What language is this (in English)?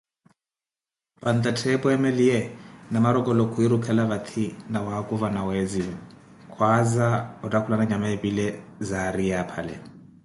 Koti